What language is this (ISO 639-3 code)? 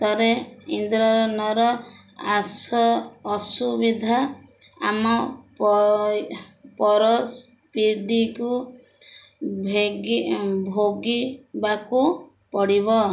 ori